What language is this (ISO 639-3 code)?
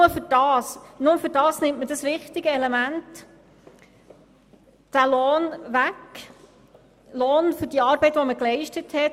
gsw